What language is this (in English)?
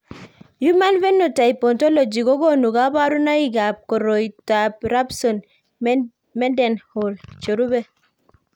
Kalenjin